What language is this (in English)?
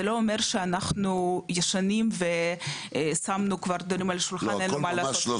Hebrew